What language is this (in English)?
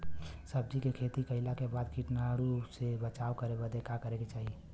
Bhojpuri